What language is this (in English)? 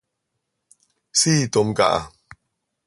Seri